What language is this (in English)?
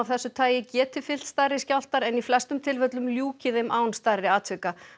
Icelandic